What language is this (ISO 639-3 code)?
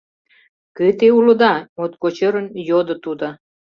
chm